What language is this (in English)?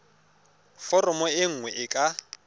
Tswana